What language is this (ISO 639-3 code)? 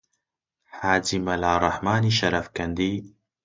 ckb